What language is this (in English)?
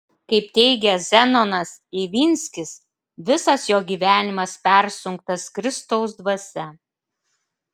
Lithuanian